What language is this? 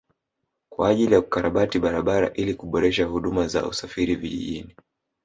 Swahili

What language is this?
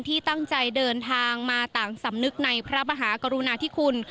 Thai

